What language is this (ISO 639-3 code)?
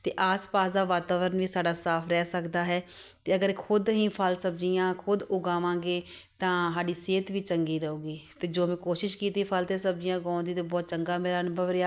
pan